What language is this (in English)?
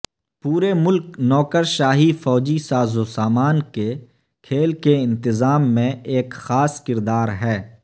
Urdu